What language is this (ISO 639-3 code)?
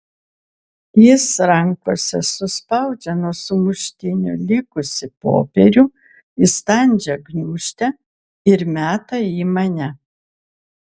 lit